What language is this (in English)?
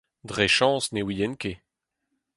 Breton